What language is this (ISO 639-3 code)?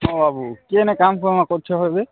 ori